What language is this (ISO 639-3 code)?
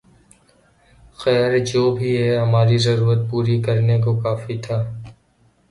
urd